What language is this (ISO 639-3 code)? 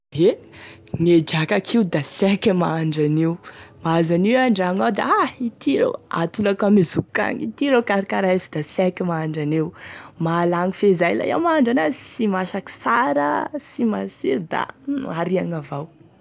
tkg